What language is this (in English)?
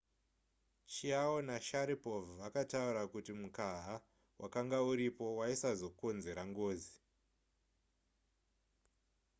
Shona